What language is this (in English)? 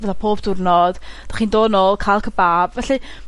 Welsh